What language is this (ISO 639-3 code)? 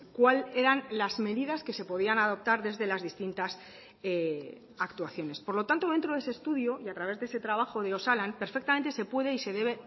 spa